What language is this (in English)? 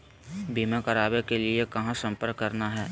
Magahi